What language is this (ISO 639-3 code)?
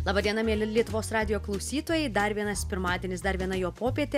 lit